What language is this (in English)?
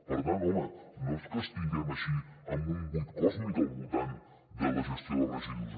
Catalan